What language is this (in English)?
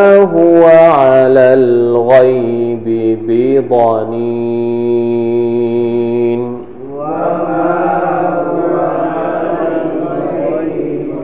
Thai